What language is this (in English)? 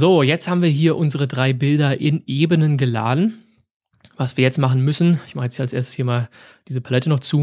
German